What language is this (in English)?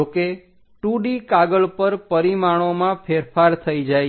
Gujarati